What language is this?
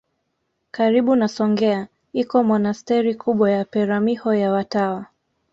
Swahili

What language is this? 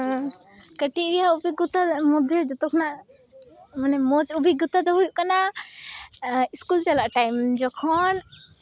Santali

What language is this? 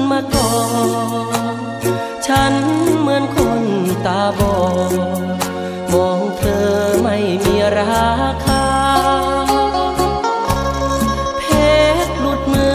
Thai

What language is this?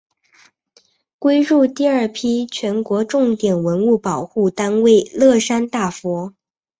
Chinese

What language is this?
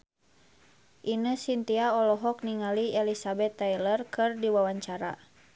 Sundanese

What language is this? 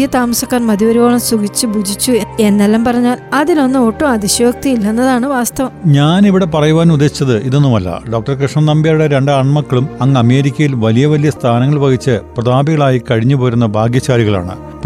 Malayalam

